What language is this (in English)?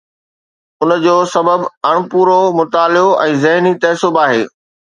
Sindhi